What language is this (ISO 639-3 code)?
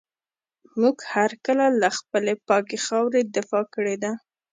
pus